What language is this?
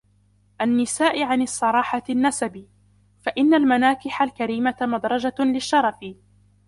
Arabic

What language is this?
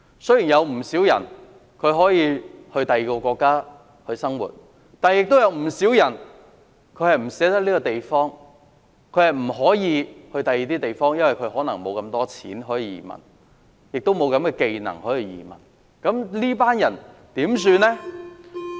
Cantonese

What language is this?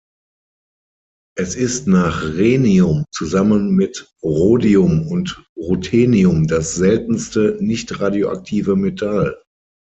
German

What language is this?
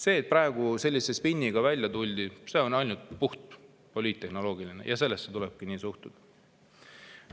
Estonian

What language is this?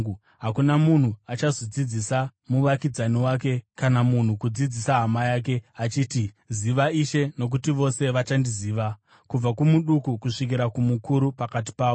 Shona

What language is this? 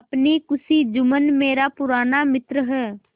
Hindi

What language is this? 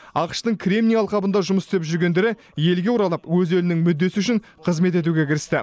Kazakh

